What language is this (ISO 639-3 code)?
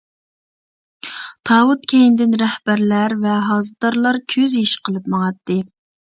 uig